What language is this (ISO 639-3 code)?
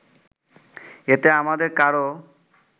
ben